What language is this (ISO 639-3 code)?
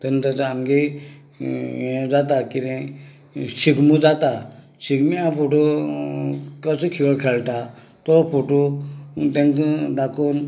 kok